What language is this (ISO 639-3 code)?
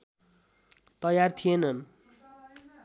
nep